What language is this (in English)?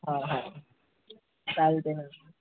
Marathi